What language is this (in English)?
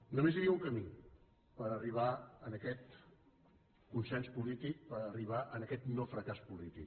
Catalan